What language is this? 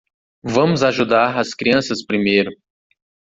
Portuguese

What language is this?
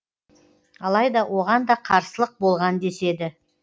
Kazakh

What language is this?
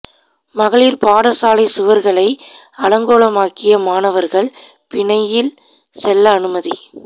Tamil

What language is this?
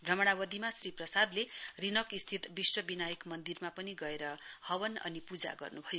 Nepali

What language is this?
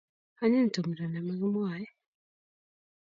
Kalenjin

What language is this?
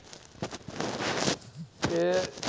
Gujarati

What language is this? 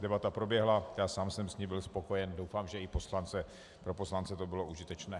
Czech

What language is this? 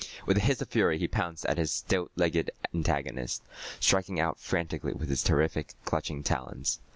English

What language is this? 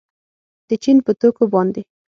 Pashto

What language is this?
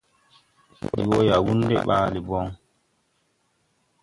Tupuri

